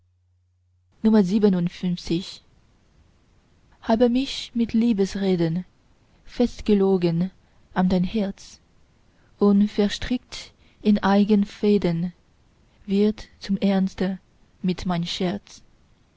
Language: German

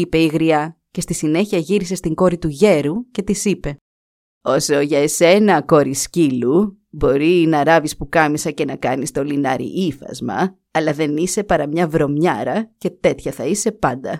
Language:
Greek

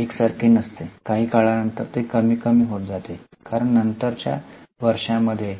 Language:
Marathi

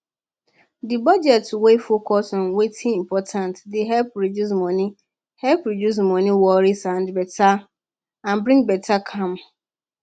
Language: Nigerian Pidgin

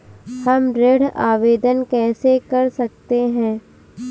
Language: Hindi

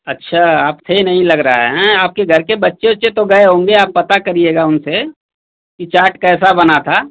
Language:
Hindi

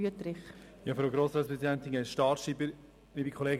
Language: Swiss German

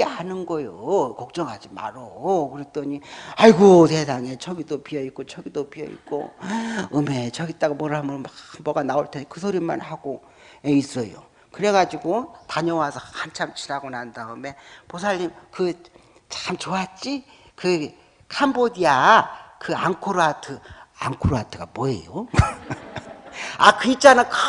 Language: Korean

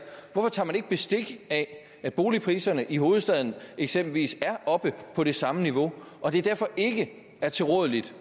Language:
Danish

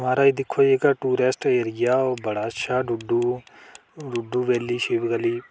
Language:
Dogri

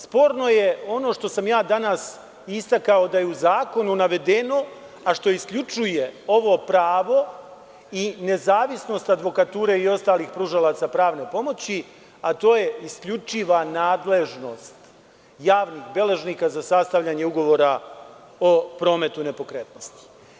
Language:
Serbian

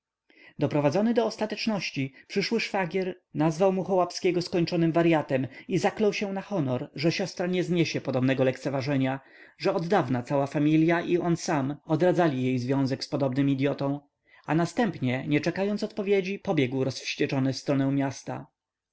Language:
Polish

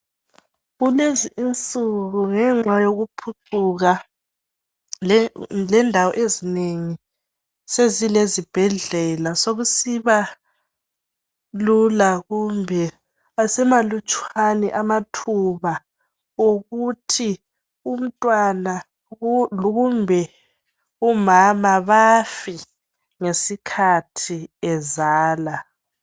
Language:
North Ndebele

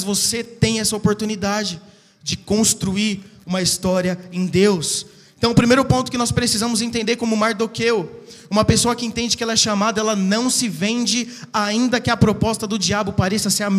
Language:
Portuguese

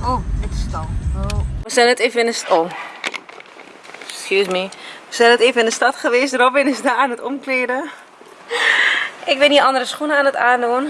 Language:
Dutch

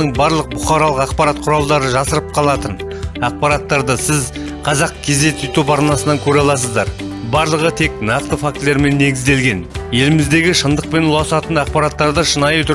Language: Turkish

